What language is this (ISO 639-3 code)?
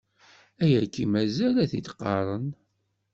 kab